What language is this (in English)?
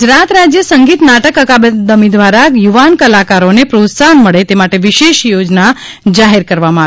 Gujarati